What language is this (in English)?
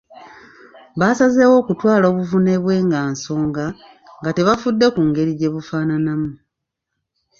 Ganda